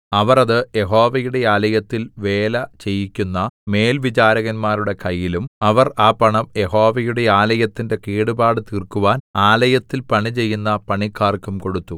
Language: Malayalam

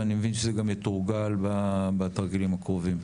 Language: Hebrew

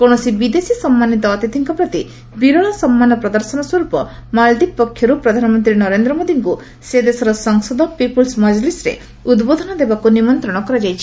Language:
Odia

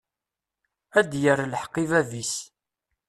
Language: Kabyle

